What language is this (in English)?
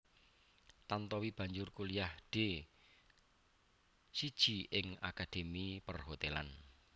Javanese